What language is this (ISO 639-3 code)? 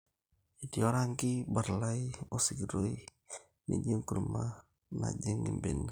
mas